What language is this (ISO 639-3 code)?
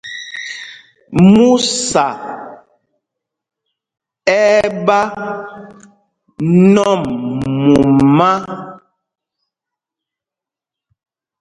mgg